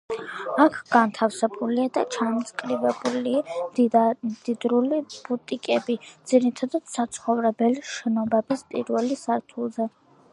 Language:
Georgian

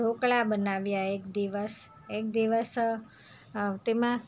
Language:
Gujarati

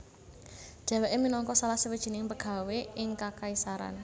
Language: Javanese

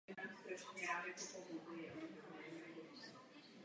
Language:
Czech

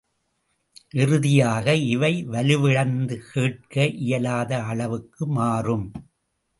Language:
Tamil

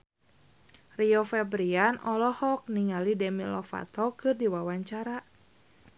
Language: Sundanese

